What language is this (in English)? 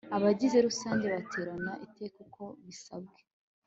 Kinyarwanda